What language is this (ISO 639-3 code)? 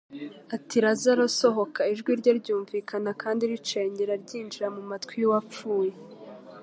kin